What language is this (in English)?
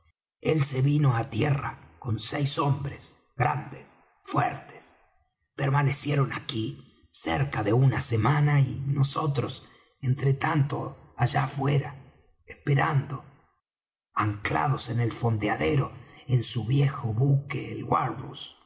Spanish